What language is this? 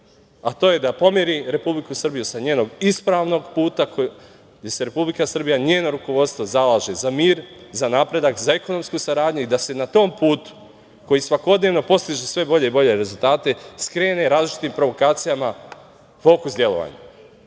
Serbian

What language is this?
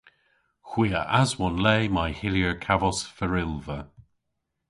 Cornish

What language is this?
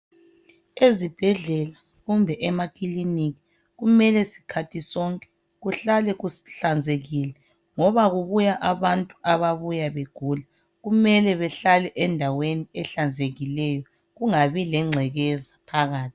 North Ndebele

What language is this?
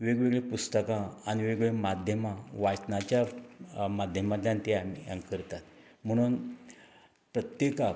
Konkani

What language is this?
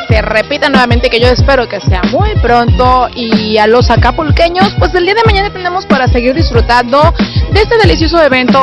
Spanish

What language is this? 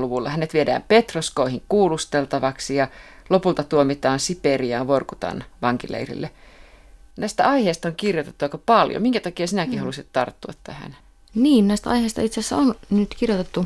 Finnish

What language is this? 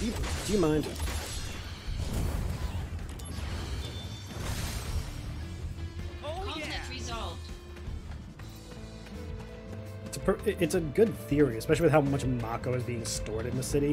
English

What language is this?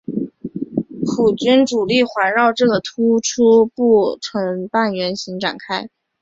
Chinese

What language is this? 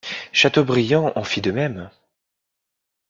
French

